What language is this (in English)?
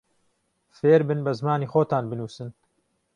Central Kurdish